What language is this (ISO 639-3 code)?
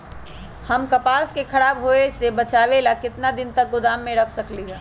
mag